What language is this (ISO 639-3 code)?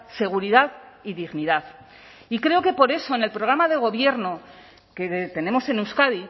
spa